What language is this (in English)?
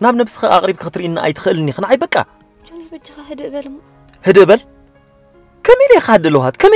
Arabic